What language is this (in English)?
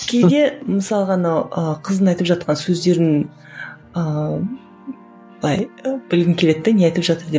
Kazakh